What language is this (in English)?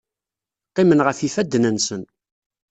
Kabyle